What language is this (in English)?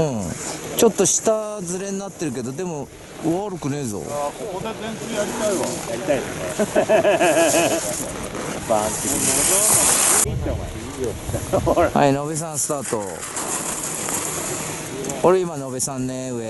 Japanese